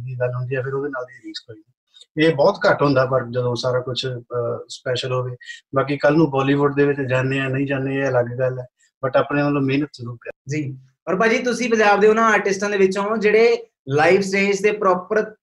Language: Punjabi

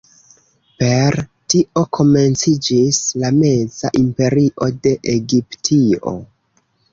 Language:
Esperanto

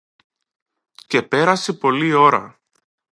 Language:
Greek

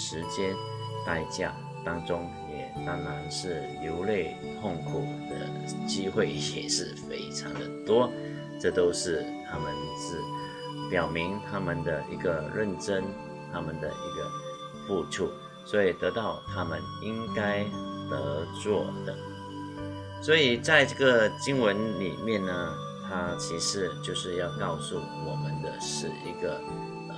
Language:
Chinese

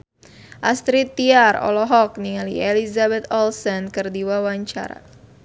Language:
Sundanese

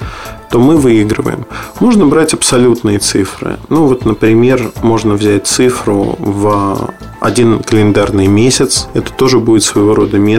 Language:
Russian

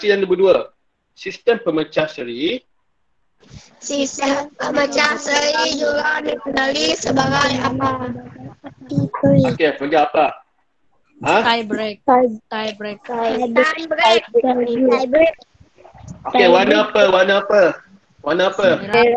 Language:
Malay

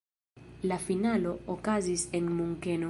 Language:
Esperanto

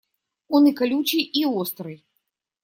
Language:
Russian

